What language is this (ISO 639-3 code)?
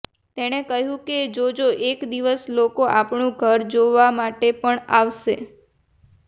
guj